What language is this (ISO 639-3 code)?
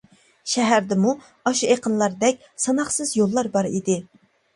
uig